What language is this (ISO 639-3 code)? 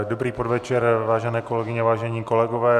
ces